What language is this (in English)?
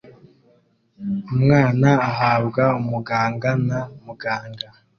Kinyarwanda